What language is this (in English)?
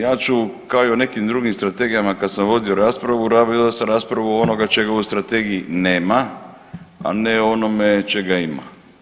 Croatian